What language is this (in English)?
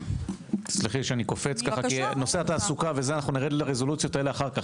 Hebrew